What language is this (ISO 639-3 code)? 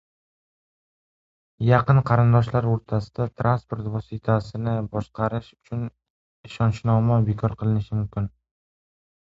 uzb